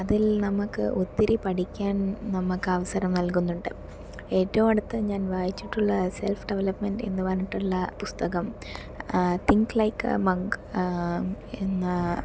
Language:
Malayalam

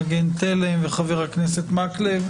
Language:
Hebrew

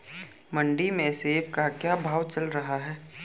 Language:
Hindi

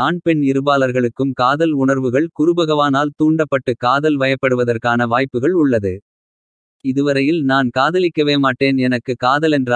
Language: Arabic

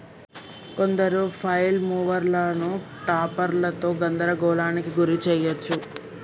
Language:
Telugu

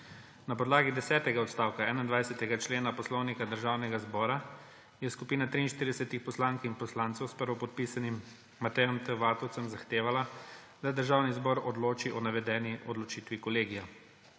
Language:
Slovenian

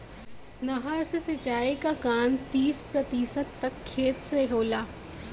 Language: Bhojpuri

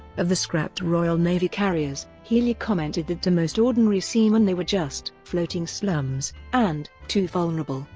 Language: English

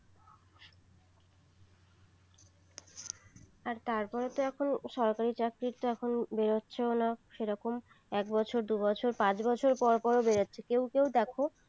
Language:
Bangla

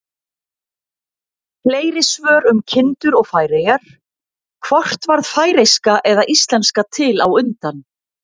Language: Icelandic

